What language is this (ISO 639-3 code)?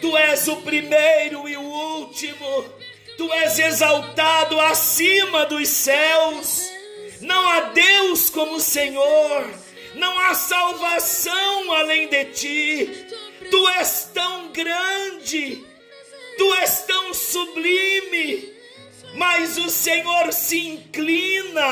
por